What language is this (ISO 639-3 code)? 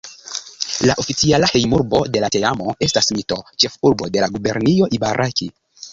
epo